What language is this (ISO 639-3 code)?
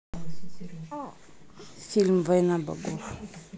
rus